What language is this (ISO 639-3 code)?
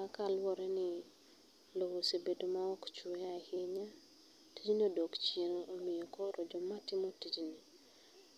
luo